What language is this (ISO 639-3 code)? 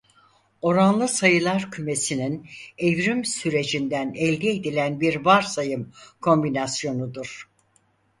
tur